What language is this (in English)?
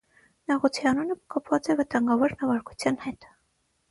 Armenian